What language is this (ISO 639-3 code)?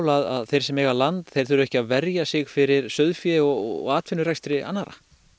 isl